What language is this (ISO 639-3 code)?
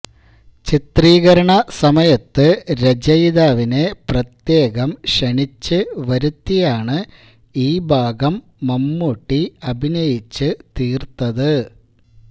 mal